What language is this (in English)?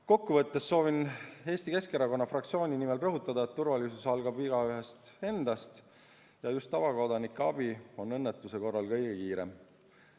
Estonian